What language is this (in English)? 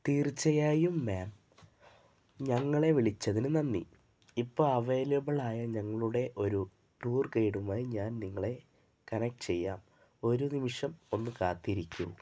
Malayalam